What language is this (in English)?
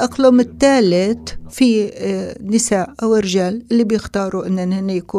Arabic